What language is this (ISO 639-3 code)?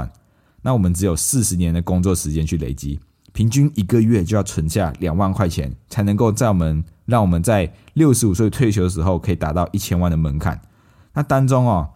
zho